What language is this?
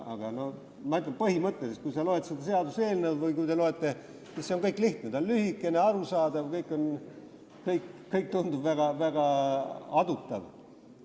Estonian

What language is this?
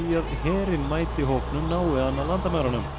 Icelandic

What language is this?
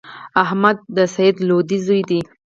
Pashto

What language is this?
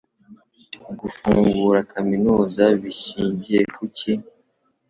Kinyarwanda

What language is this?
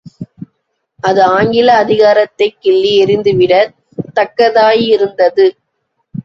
Tamil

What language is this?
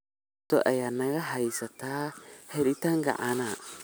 Somali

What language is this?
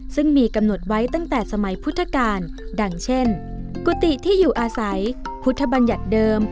Thai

